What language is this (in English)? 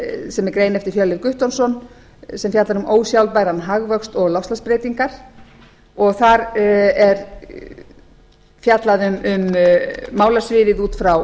Icelandic